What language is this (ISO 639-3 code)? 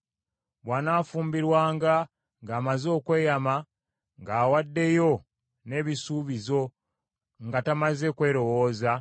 lug